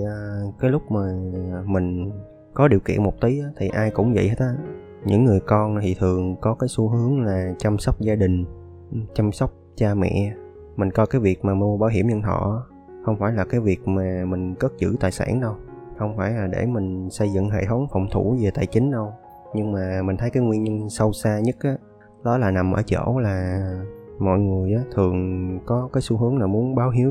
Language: Vietnamese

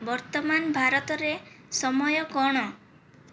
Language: Odia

